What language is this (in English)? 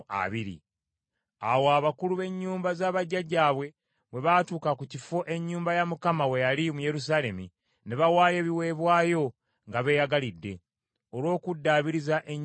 Ganda